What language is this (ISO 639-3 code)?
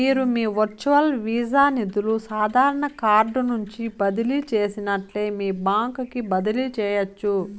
tel